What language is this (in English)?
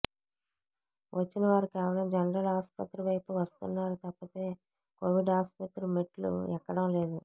Telugu